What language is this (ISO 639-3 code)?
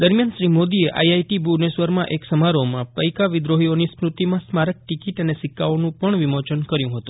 guj